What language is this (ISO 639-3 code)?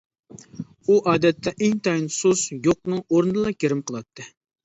uig